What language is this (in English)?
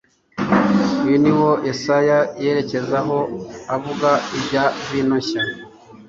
Kinyarwanda